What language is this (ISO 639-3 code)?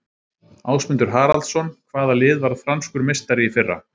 isl